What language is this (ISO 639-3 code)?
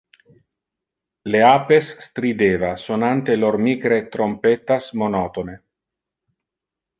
ina